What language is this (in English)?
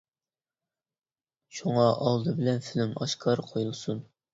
Uyghur